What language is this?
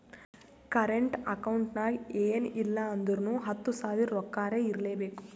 Kannada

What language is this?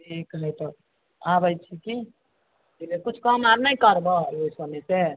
Maithili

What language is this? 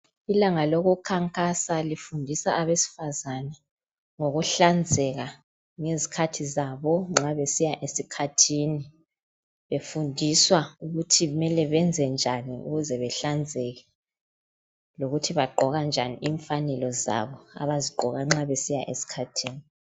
North Ndebele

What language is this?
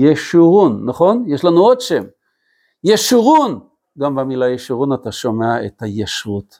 Hebrew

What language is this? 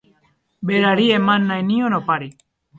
Basque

